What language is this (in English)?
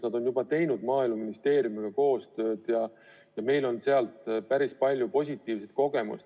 Estonian